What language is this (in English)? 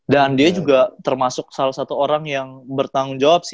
Indonesian